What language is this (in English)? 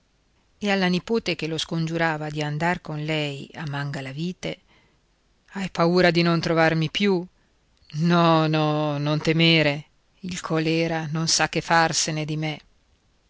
Italian